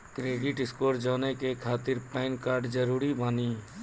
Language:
Maithili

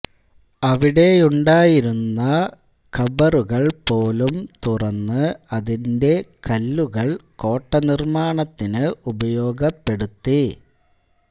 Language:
Malayalam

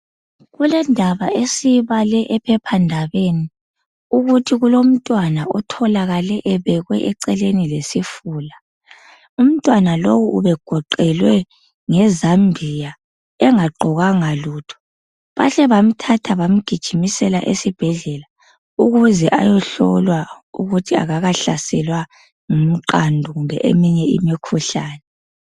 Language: North Ndebele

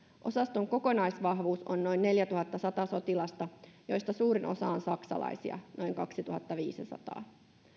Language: Finnish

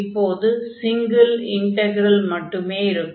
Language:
Tamil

